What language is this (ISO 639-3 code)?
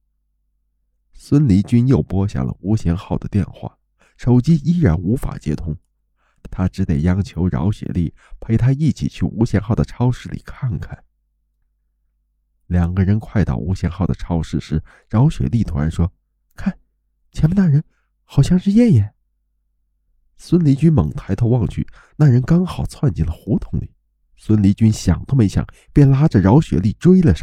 zho